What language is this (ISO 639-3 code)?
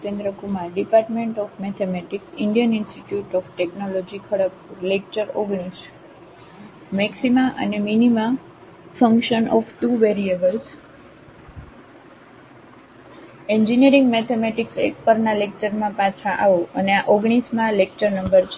guj